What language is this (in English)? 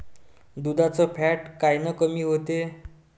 Marathi